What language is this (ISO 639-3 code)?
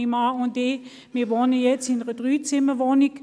gsw